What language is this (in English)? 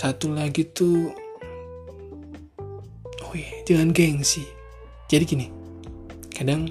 Indonesian